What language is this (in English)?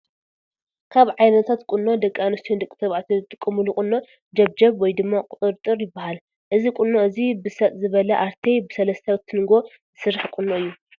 Tigrinya